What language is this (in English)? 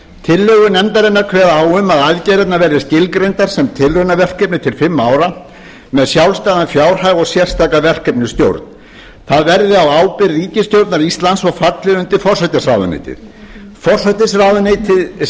Icelandic